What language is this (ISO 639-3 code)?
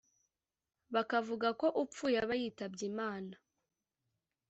kin